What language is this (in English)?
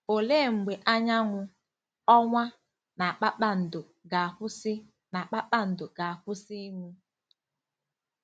Igbo